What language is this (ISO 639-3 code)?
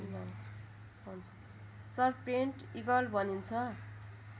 nep